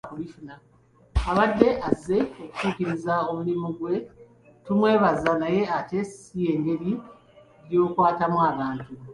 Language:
Ganda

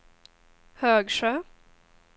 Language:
Swedish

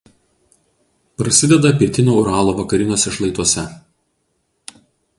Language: Lithuanian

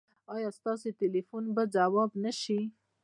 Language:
Pashto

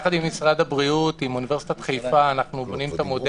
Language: Hebrew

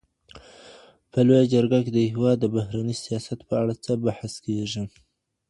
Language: Pashto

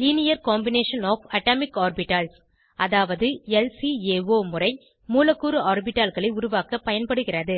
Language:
Tamil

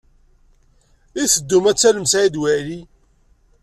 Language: Kabyle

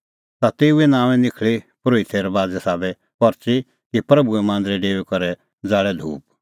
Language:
Kullu Pahari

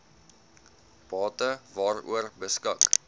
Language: Afrikaans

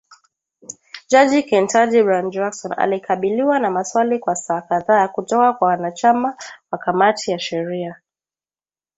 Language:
Swahili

